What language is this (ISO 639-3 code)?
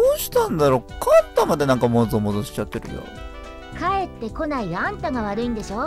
jpn